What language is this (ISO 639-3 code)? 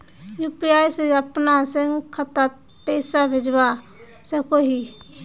mag